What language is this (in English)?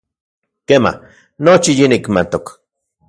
Central Puebla Nahuatl